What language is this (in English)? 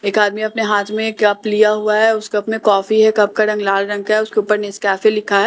Hindi